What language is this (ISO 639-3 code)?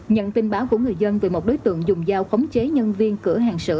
vie